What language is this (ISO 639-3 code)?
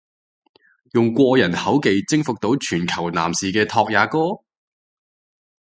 yue